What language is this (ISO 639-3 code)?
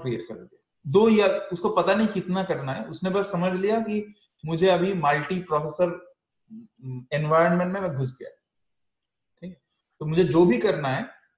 hin